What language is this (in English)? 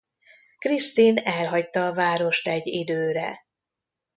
Hungarian